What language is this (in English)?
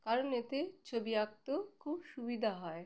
Bangla